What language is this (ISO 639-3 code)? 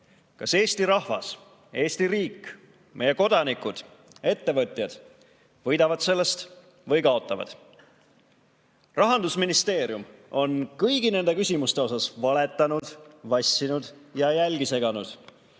est